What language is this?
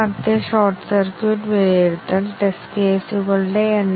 Malayalam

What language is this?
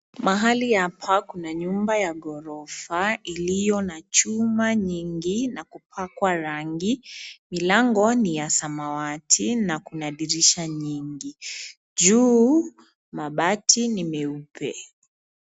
Swahili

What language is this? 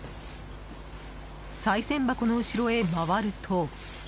Japanese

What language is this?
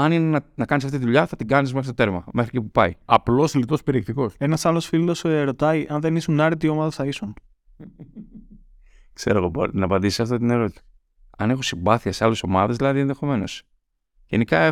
Greek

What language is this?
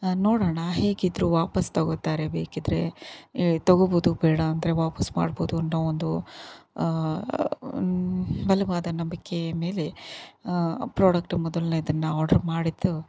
Kannada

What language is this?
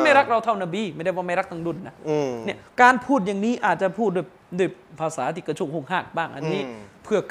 Thai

